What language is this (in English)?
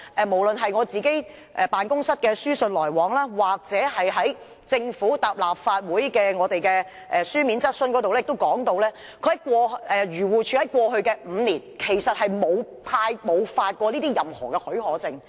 Cantonese